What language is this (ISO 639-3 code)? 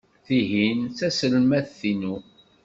kab